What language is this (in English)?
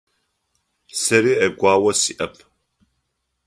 Adyghe